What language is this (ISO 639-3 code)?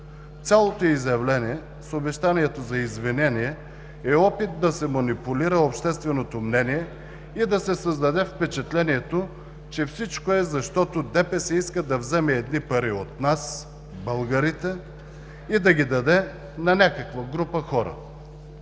bul